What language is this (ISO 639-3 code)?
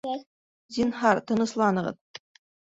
bak